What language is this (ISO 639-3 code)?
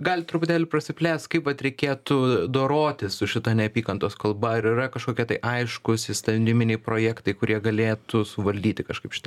lit